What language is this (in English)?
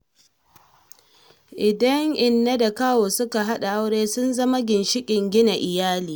Hausa